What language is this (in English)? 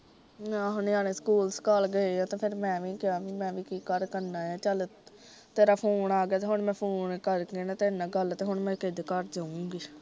Punjabi